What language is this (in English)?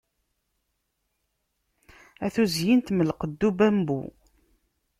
Kabyle